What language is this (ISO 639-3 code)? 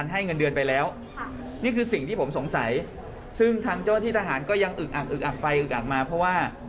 tha